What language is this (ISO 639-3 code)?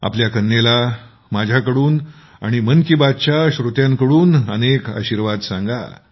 mar